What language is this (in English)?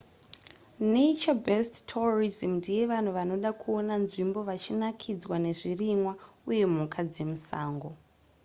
Shona